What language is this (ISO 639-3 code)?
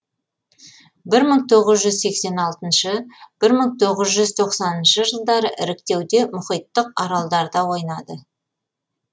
kaz